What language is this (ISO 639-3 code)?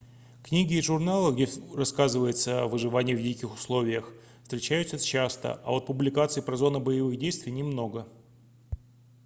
rus